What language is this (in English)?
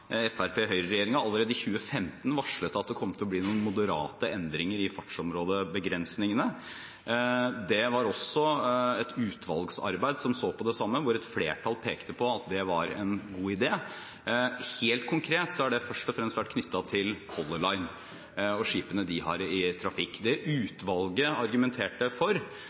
Norwegian Bokmål